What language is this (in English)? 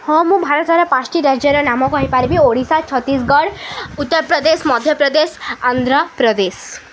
Odia